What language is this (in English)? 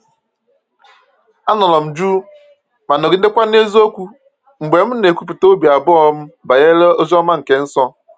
Igbo